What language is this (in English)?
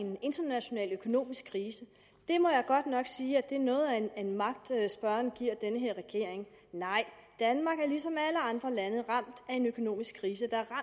Danish